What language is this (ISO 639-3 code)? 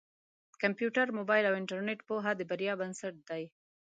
pus